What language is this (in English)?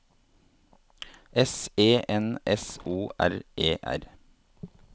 Norwegian